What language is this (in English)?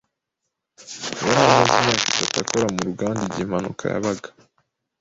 Kinyarwanda